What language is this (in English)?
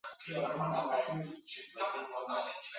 Chinese